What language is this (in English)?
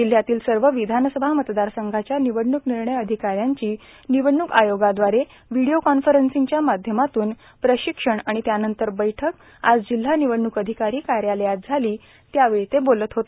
Marathi